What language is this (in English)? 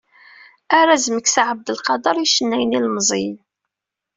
Kabyle